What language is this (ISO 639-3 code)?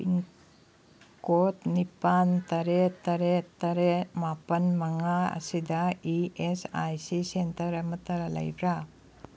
mni